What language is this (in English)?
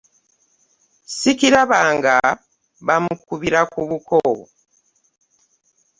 Ganda